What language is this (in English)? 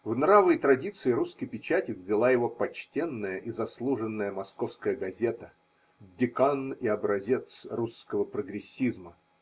Russian